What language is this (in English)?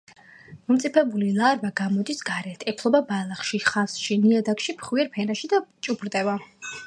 Georgian